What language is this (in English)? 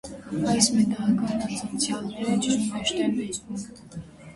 Armenian